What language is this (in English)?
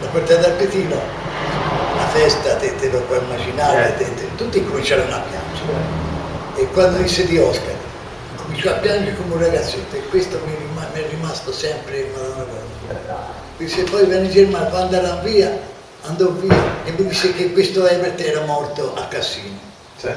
Italian